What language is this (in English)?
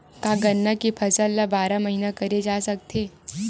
Chhattisgarhi